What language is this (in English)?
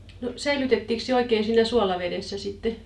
Finnish